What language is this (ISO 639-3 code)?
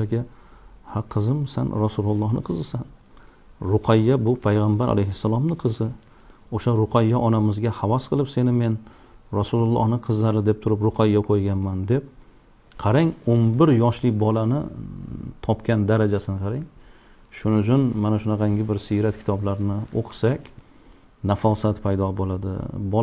uzb